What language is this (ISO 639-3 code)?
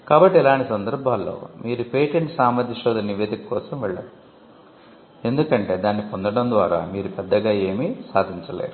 tel